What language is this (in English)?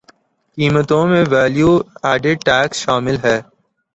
Urdu